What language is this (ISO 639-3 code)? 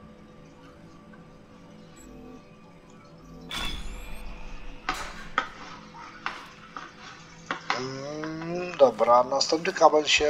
pol